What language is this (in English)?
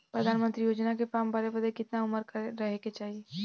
Bhojpuri